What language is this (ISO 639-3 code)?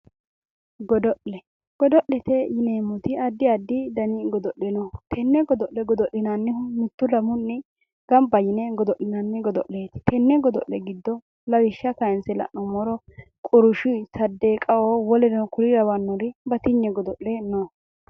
sid